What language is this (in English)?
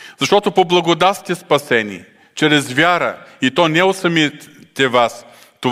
Bulgarian